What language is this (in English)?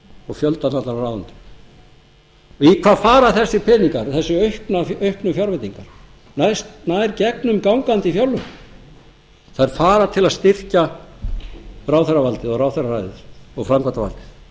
Icelandic